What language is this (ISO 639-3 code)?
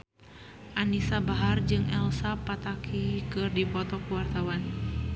sun